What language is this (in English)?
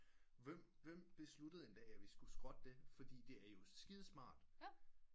Danish